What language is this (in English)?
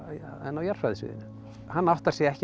Icelandic